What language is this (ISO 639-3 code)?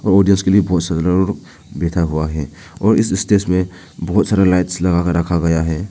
hin